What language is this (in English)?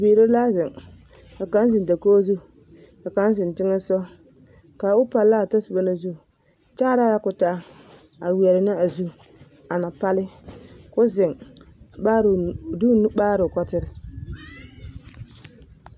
Southern Dagaare